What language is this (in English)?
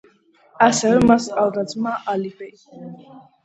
Georgian